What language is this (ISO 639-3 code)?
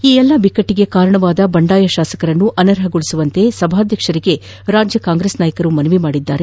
kan